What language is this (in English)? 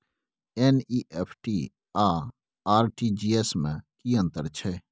Maithili